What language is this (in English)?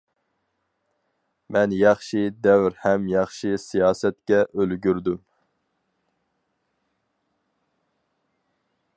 Uyghur